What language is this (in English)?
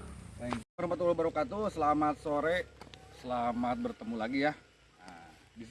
Indonesian